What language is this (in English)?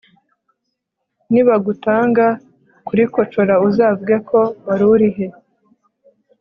Kinyarwanda